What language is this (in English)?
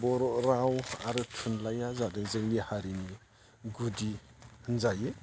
Bodo